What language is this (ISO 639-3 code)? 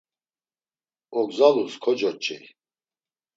lzz